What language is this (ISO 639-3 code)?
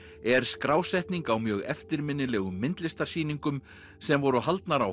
isl